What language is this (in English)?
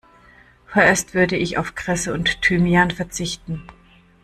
German